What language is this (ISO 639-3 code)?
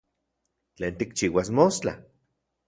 ncx